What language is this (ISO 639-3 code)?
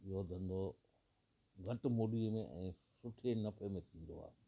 snd